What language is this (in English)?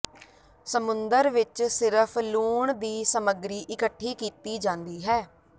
Punjabi